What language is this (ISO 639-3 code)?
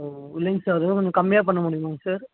tam